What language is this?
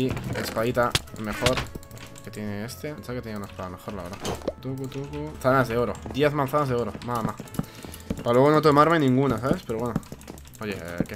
Spanish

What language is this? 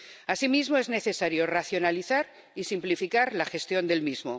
Spanish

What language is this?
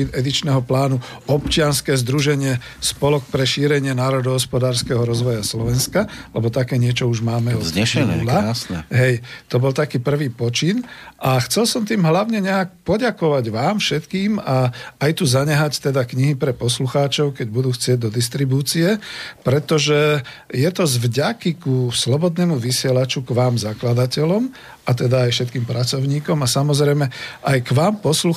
Slovak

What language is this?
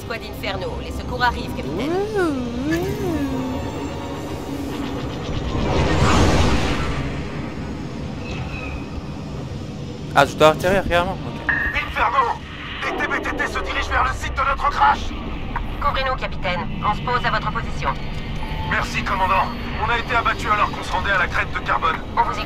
French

